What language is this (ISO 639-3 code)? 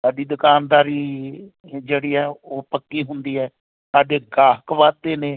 pan